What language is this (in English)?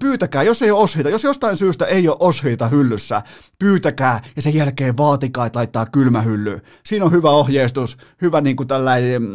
Finnish